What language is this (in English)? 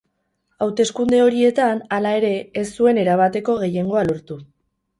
Basque